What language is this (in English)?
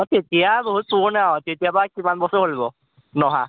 Assamese